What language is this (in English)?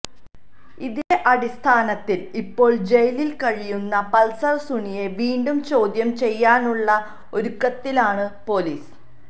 Malayalam